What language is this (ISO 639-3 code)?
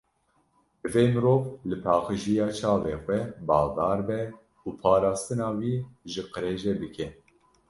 kur